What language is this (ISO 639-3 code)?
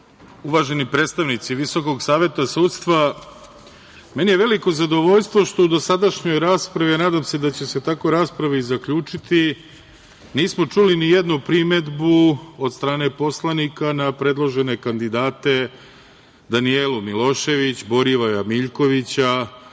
srp